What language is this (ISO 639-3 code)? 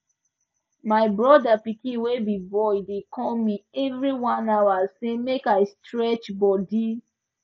pcm